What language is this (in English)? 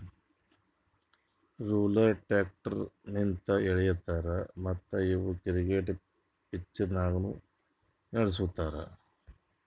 Kannada